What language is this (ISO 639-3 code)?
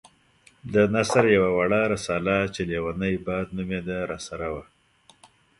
pus